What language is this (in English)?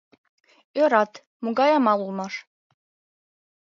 Mari